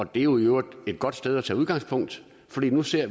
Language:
Danish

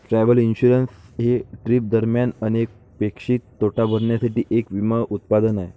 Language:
Marathi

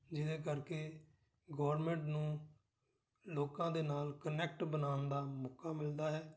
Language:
Punjabi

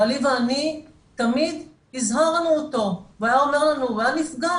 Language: Hebrew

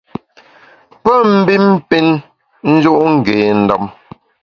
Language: Bamun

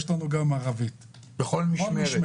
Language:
Hebrew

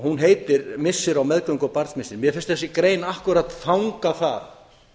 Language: Icelandic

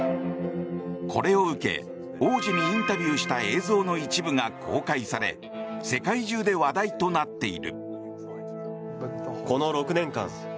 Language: Japanese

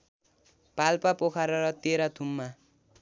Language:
Nepali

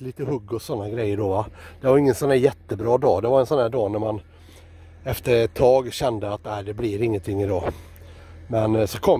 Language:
Swedish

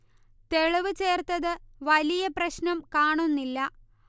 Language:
Malayalam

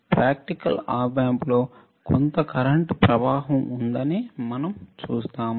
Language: Telugu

